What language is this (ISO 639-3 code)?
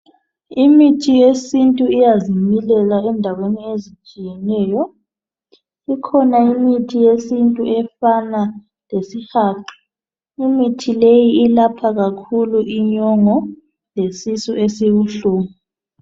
nde